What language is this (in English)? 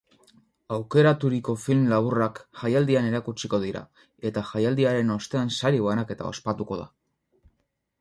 Basque